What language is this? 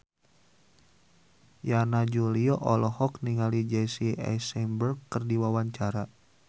Sundanese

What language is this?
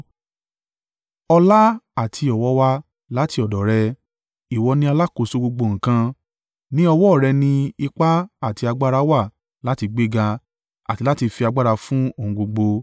Yoruba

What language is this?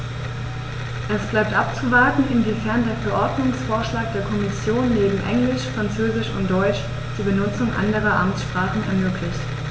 German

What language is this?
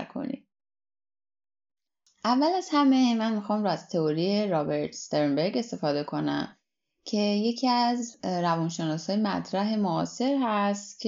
Persian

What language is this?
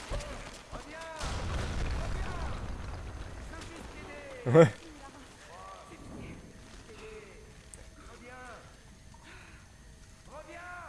French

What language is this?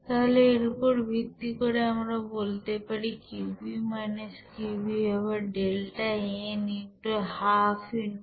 Bangla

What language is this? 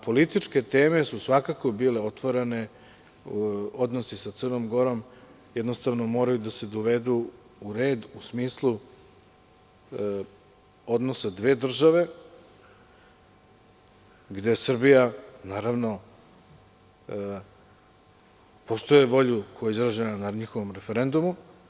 Serbian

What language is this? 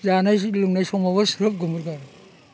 Bodo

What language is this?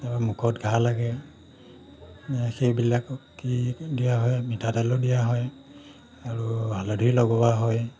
Assamese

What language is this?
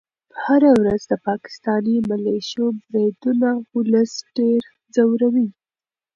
Pashto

